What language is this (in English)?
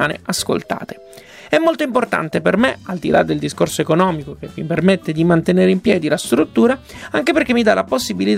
Italian